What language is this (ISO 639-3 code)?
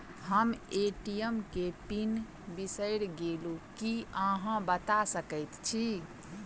mai